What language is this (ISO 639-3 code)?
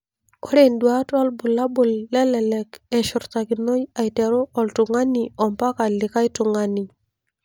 mas